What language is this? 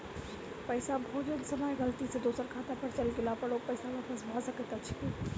Maithili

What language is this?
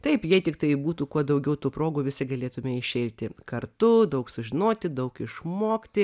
Lithuanian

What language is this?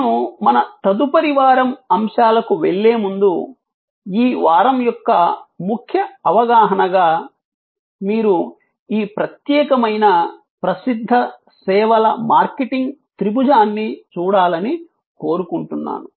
Telugu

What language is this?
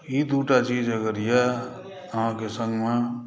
Maithili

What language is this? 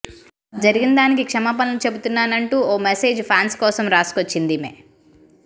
Telugu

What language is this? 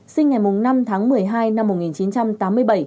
Vietnamese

